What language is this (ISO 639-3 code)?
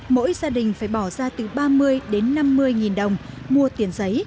vie